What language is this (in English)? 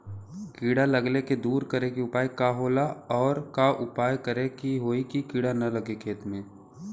Bhojpuri